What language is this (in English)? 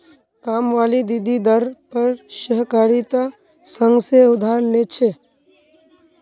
Magahi